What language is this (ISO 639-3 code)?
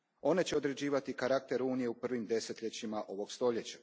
hrv